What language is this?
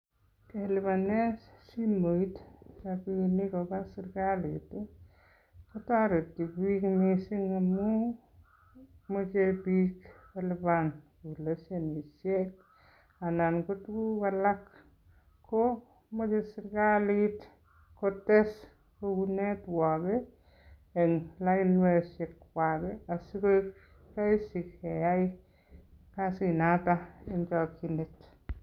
Kalenjin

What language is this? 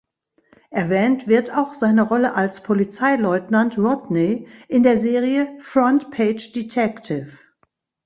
German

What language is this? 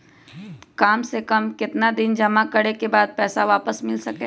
Magahi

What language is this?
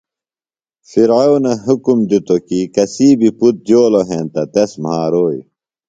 Phalura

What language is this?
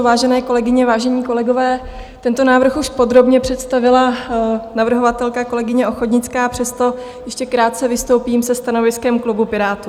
Czech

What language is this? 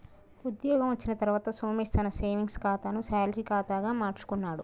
Telugu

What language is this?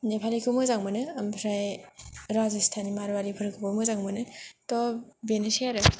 Bodo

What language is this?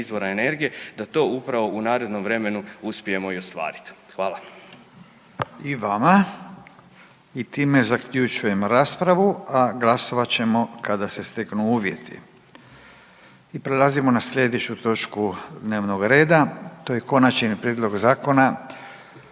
Croatian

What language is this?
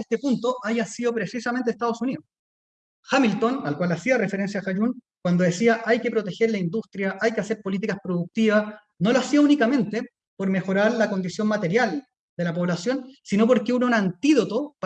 Spanish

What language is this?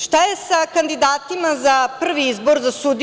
Serbian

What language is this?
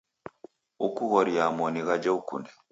Taita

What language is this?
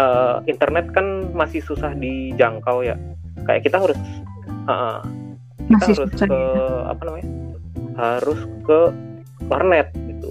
Indonesian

